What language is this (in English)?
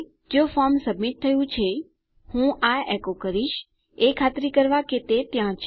Gujarati